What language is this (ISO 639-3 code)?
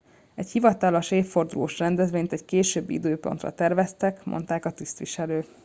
hun